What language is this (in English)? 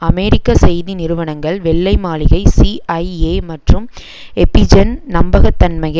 Tamil